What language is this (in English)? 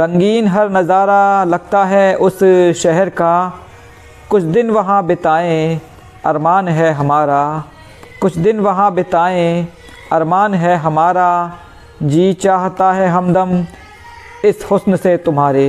Hindi